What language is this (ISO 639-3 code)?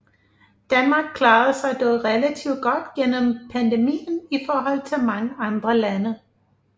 dan